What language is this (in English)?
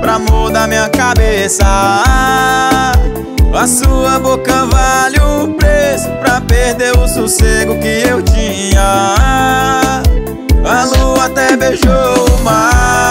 Portuguese